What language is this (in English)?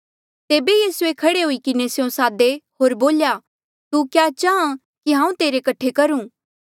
Mandeali